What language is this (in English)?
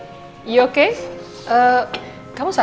Indonesian